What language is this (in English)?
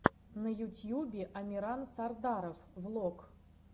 Russian